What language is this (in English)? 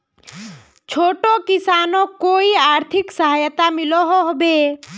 Magahi